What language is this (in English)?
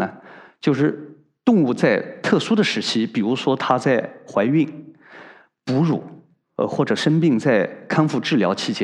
Chinese